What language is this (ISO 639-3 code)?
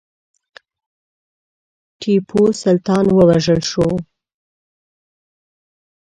pus